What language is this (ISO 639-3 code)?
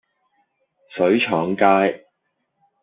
yue